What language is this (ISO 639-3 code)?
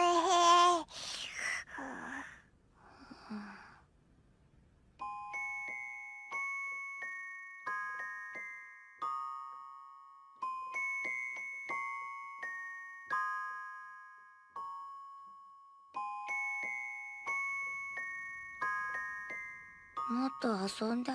jpn